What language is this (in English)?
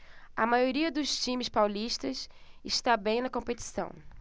Portuguese